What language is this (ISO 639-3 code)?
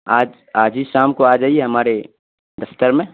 urd